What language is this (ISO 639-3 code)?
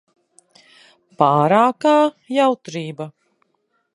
lav